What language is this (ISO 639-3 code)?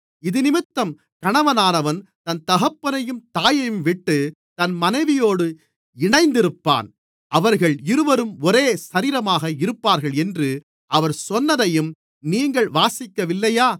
tam